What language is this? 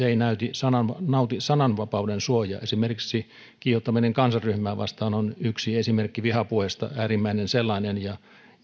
Finnish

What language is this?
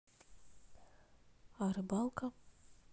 Russian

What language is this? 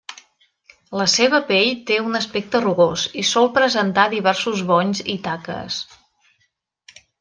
Catalan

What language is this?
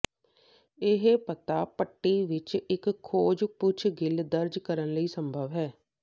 Punjabi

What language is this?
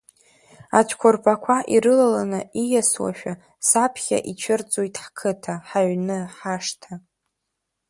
Abkhazian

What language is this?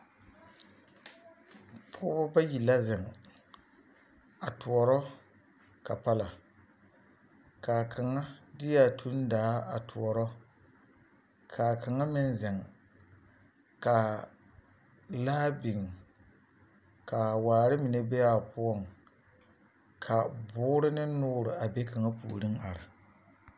Southern Dagaare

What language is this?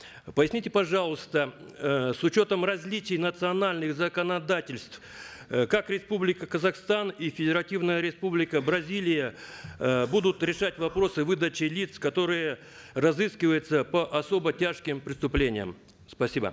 Kazakh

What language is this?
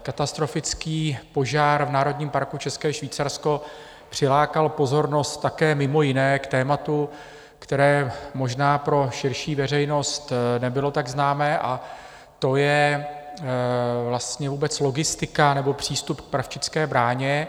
Czech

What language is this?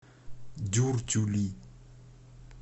Russian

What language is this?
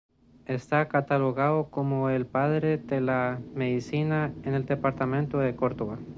Spanish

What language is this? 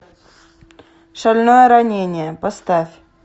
Russian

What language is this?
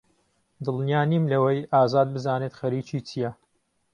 Central Kurdish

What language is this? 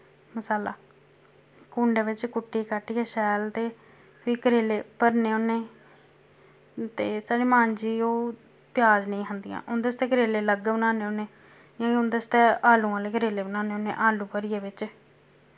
Dogri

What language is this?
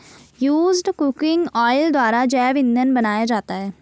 Hindi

